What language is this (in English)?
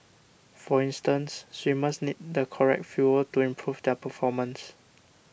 English